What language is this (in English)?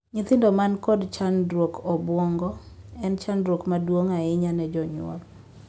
Luo (Kenya and Tanzania)